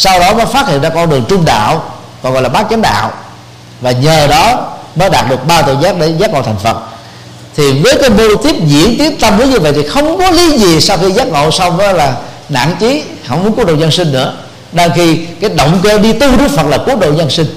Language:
Vietnamese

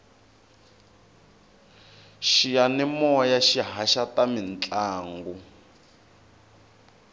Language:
Tsonga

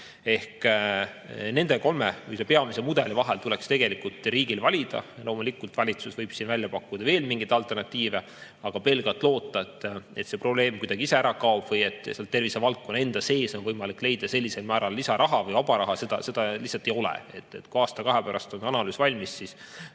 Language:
Estonian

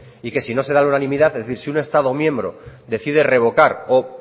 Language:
Spanish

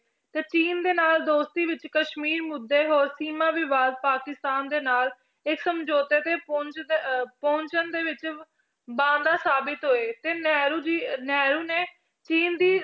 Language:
Punjabi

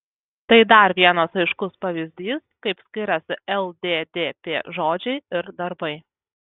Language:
Lithuanian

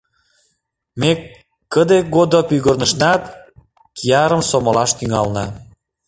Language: Mari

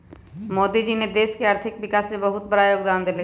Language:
Magahi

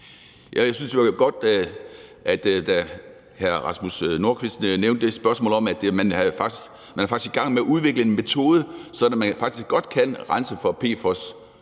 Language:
Danish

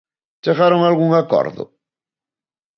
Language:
Galician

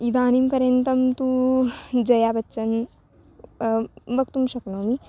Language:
Sanskrit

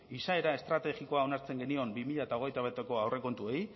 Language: Basque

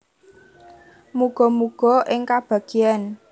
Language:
Javanese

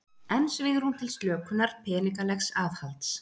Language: Icelandic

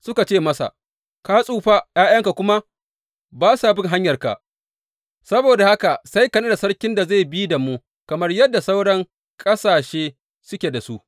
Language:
Hausa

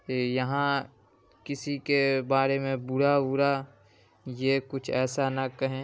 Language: Urdu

